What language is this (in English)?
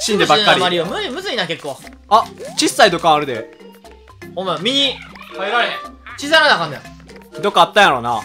Japanese